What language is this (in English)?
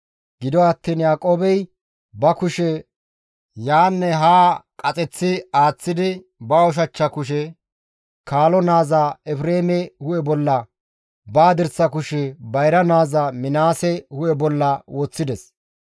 Gamo